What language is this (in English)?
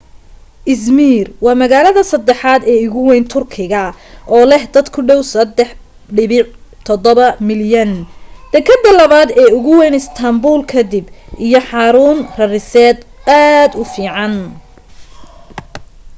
Somali